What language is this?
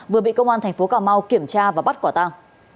Vietnamese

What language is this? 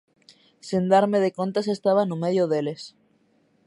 Galician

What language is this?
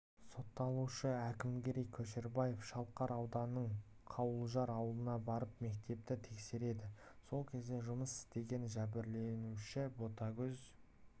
Kazakh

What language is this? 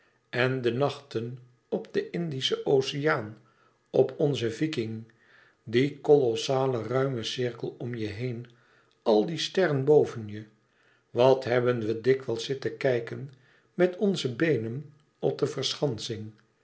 Dutch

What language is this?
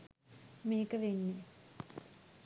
Sinhala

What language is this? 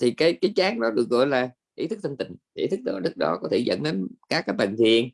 Vietnamese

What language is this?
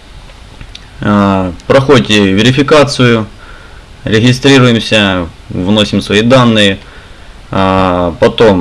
Russian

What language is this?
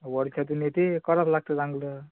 Marathi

